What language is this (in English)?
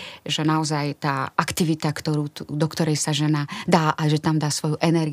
Czech